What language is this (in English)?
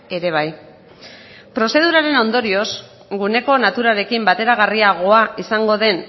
Basque